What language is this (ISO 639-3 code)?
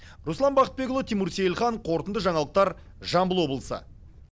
kaz